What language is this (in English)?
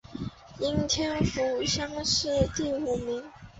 Chinese